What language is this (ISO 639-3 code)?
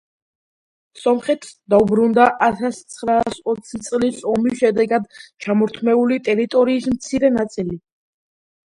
kat